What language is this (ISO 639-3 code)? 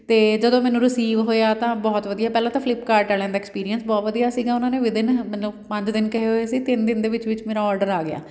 pan